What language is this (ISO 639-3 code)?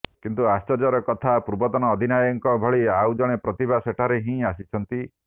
ori